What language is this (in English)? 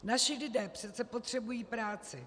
Czech